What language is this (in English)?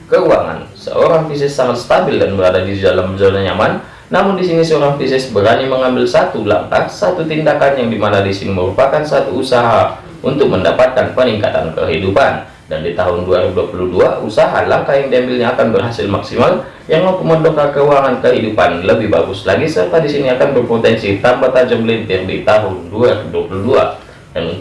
Indonesian